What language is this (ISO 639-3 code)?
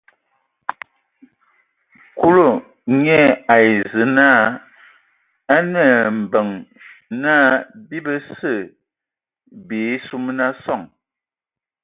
ewo